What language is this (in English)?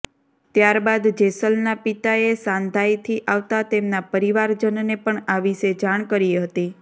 Gujarati